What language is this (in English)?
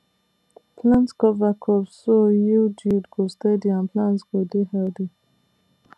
Nigerian Pidgin